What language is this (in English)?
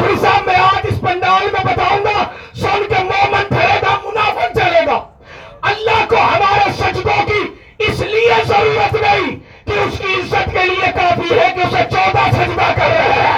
Urdu